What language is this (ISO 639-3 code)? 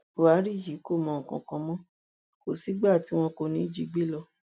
yor